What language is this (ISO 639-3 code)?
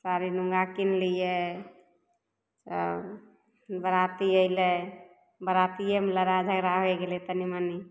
mai